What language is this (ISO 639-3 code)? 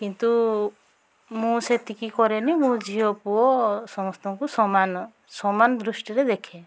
ori